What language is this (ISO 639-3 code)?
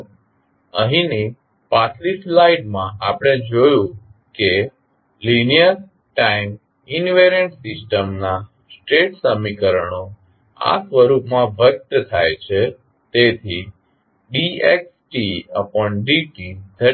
guj